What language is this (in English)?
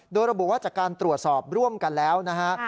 Thai